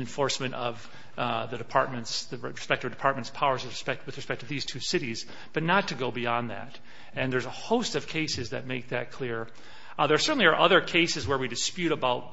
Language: English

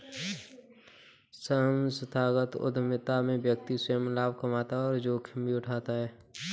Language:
Hindi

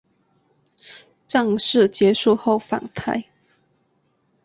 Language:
Chinese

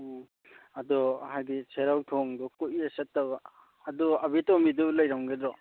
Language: Manipuri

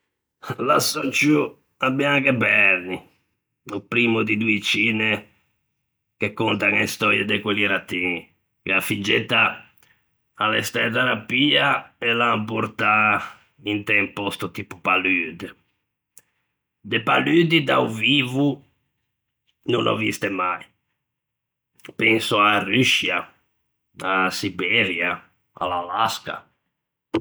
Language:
Ligurian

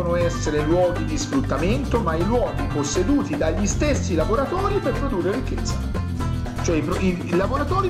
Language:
Italian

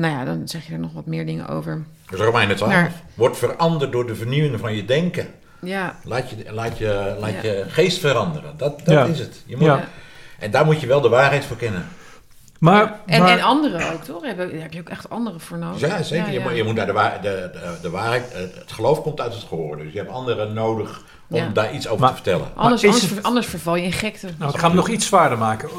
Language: Dutch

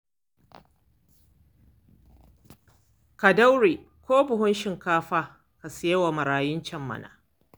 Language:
Hausa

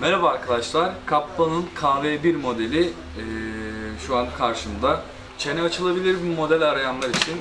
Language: Turkish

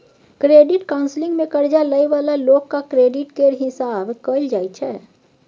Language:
Maithili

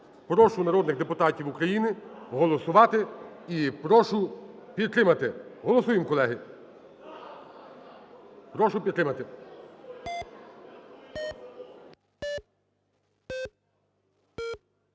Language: Ukrainian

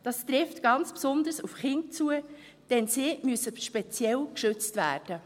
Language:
Swiss German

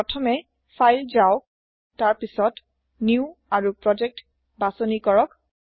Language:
Assamese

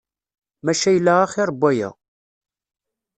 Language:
Kabyle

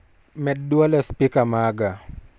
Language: Luo (Kenya and Tanzania)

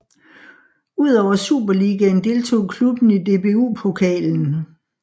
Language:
Danish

